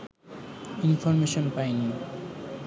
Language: Bangla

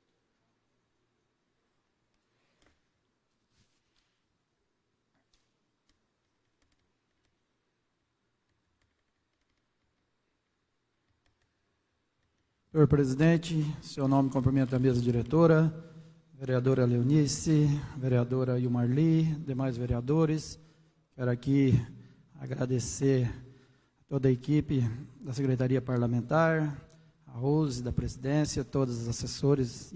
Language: Portuguese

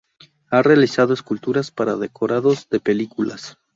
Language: Spanish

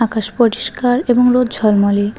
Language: Bangla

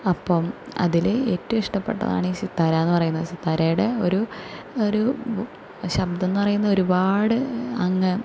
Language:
Malayalam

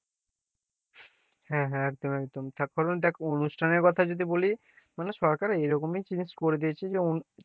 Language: Bangla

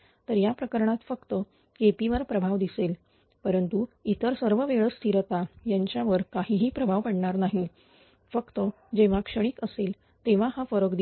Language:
Marathi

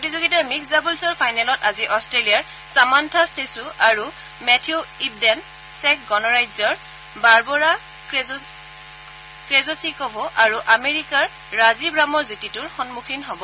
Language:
Assamese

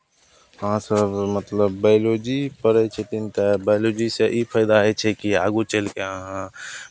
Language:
Maithili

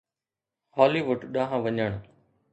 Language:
Sindhi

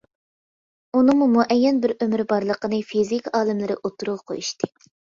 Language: Uyghur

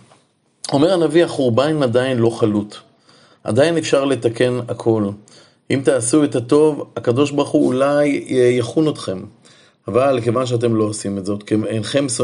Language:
Hebrew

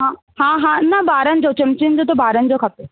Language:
Sindhi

